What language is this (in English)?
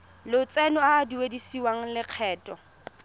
Tswana